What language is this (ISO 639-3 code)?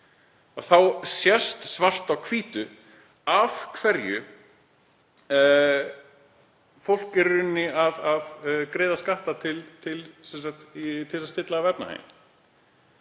isl